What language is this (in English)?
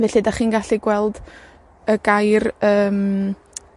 Welsh